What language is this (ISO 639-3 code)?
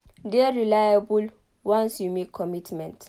pcm